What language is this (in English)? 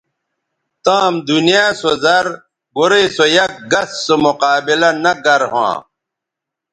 Bateri